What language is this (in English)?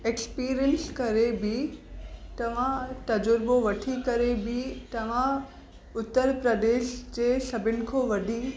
Sindhi